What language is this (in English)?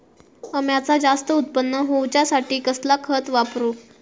Marathi